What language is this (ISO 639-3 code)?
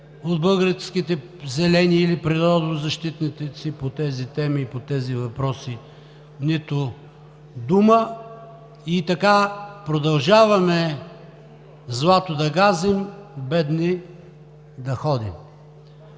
bul